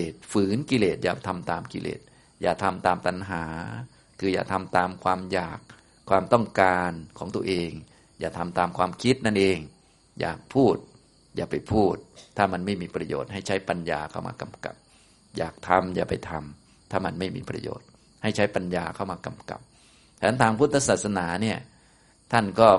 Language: Thai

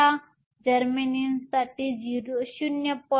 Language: Marathi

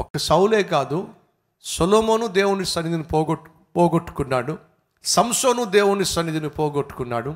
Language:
Telugu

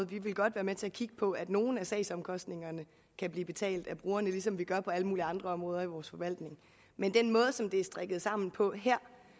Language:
Danish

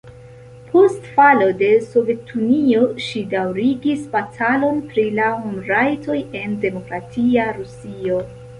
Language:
Esperanto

